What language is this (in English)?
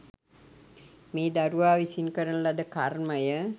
Sinhala